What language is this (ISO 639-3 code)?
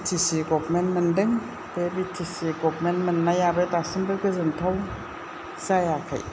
brx